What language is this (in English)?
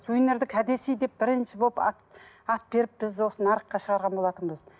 Kazakh